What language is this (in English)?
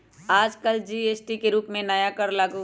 Magahi